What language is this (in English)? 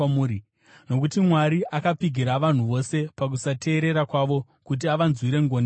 Shona